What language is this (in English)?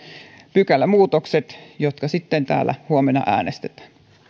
Finnish